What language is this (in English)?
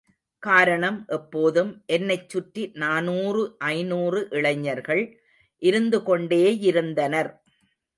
Tamil